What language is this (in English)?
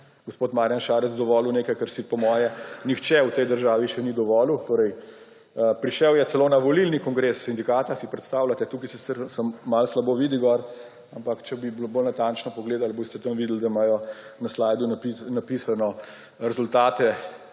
Slovenian